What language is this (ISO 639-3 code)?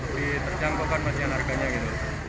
ind